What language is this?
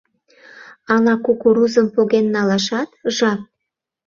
Mari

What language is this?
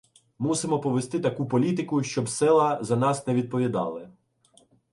Ukrainian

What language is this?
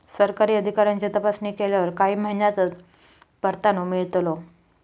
Marathi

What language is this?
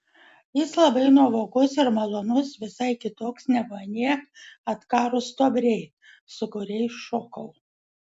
Lithuanian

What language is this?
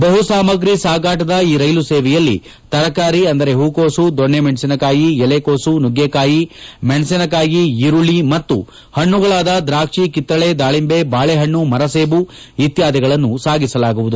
Kannada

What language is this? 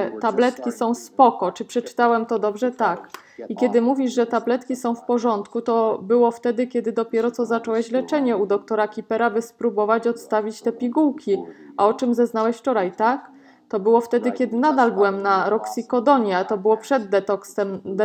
Polish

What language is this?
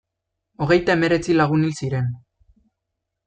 Basque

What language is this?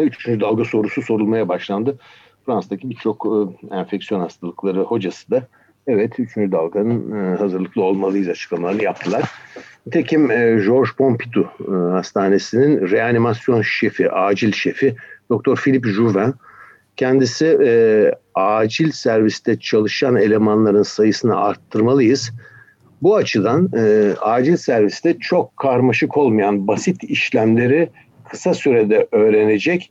Turkish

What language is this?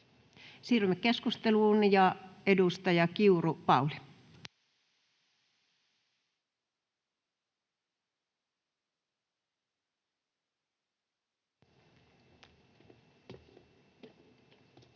Finnish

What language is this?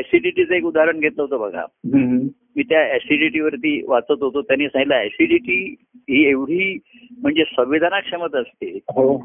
Marathi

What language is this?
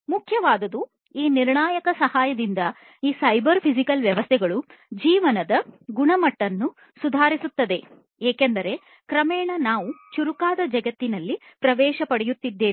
Kannada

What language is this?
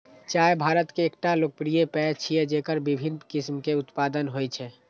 Maithili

